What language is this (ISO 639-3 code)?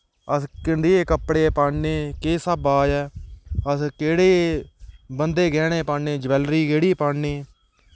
doi